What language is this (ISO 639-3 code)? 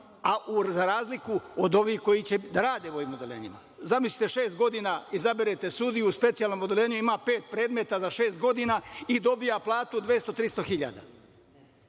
srp